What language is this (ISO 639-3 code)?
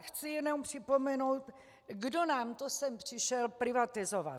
ces